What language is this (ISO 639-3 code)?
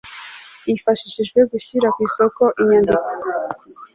kin